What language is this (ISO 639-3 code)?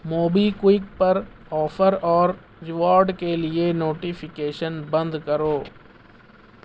urd